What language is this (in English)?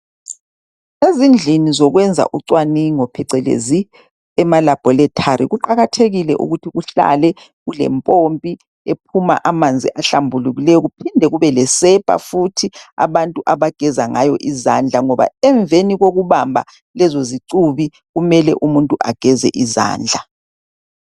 North Ndebele